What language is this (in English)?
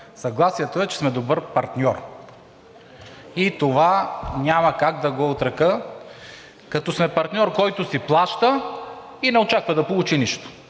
Bulgarian